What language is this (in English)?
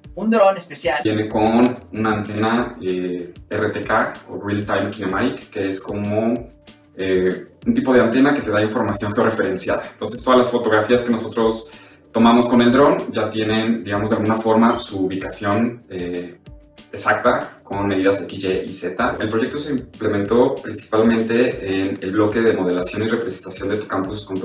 Spanish